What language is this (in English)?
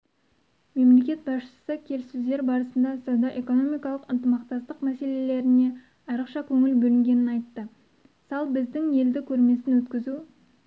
Kazakh